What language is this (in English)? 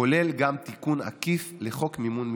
Hebrew